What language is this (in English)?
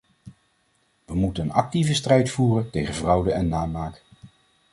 Dutch